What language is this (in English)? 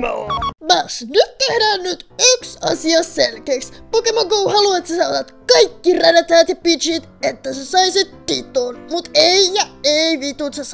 Finnish